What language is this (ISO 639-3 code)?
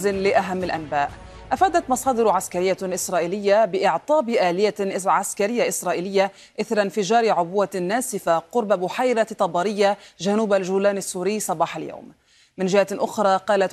ara